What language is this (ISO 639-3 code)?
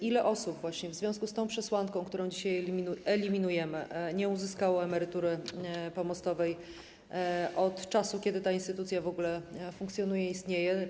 pol